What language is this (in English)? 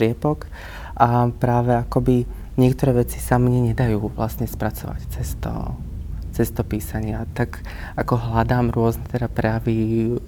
Slovak